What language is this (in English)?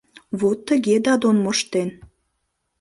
Mari